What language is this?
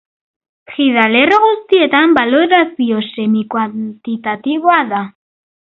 Basque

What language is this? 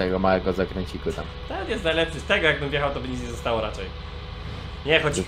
Polish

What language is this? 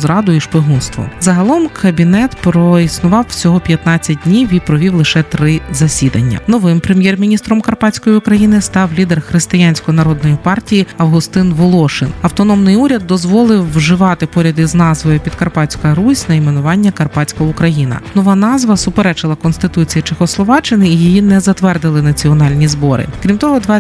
Ukrainian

